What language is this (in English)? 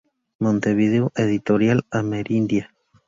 Spanish